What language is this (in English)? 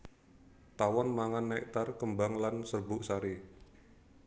Javanese